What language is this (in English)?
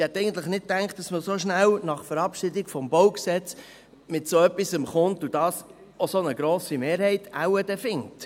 Swiss German